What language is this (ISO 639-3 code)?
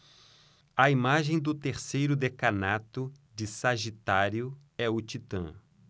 por